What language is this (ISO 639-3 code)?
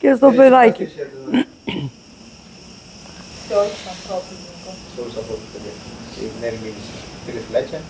ell